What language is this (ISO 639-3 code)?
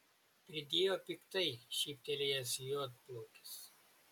lit